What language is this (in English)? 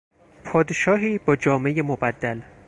Persian